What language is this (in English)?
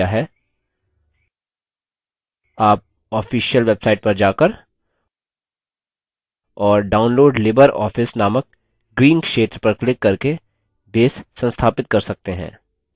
Hindi